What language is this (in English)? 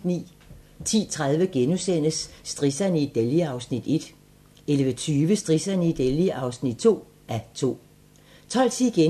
Danish